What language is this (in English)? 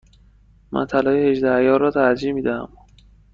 Persian